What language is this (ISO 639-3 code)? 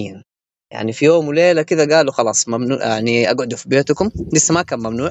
ara